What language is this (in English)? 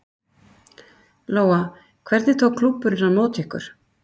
Icelandic